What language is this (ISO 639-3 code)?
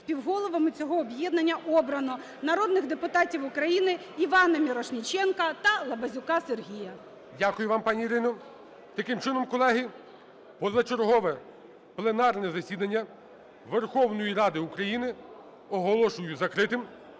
ukr